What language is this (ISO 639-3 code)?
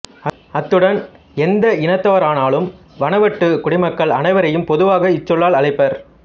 tam